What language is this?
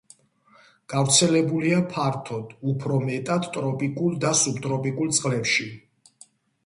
Georgian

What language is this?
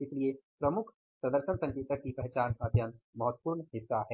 Hindi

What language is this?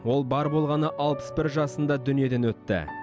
Kazakh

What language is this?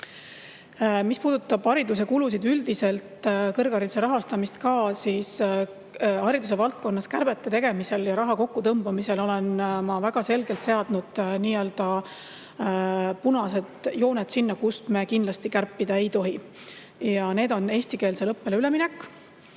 Estonian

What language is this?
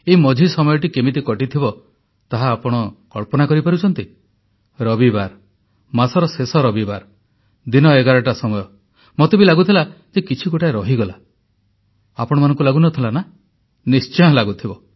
Odia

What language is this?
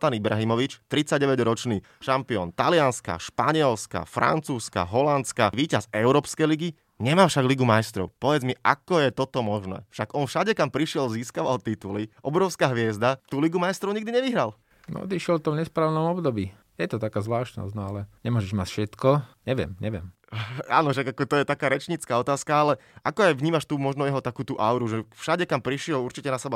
Slovak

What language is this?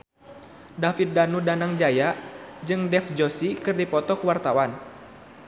Sundanese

